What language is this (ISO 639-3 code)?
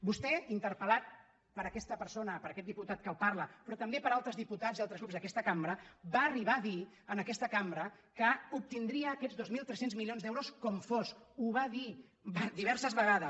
cat